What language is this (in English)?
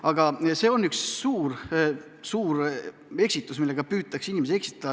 Estonian